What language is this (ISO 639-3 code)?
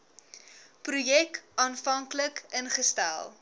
afr